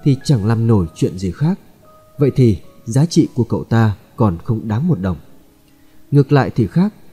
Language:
Vietnamese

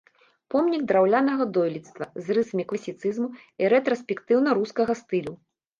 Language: Belarusian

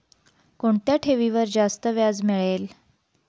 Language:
Marathi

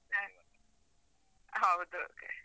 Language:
Kannada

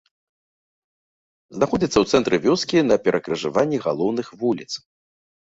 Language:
Belarusian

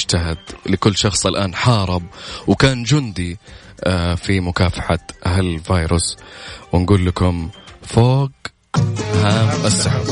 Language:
Arabic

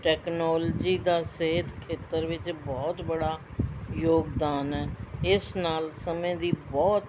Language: Punjabi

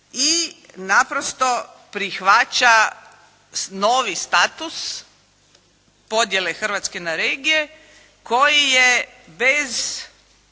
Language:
Croatian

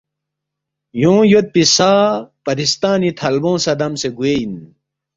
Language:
Balti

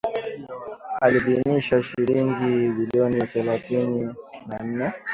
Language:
Swahili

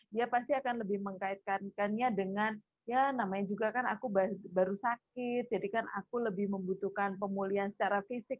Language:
Indonesian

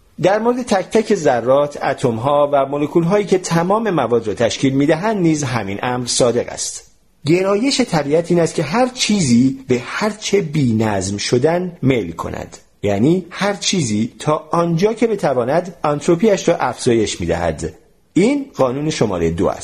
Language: Persian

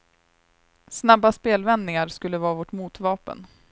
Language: Swedish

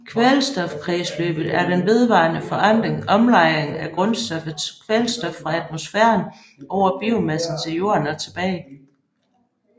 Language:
Danish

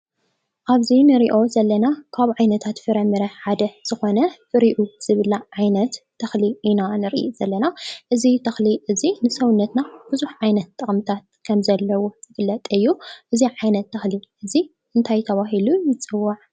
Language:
Tigrinya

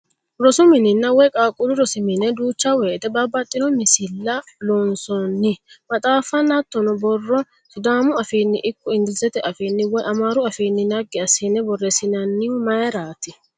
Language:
Sidamo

